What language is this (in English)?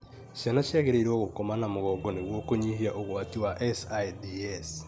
Kikuyu